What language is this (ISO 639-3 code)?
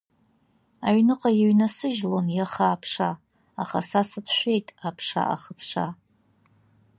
abk